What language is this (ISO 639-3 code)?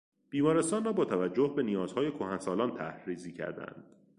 fas